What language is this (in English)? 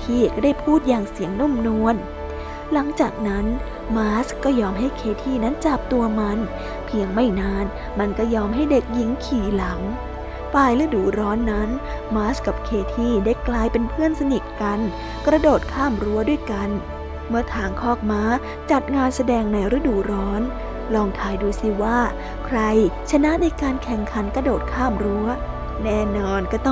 Thai